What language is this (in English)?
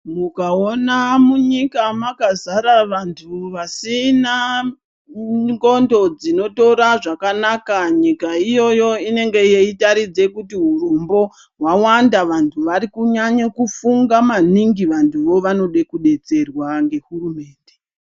Ndau